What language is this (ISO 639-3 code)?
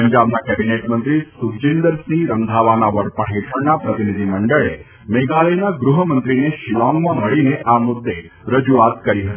guj